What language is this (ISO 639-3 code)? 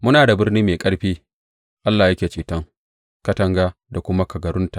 hau